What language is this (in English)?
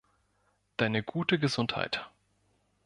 German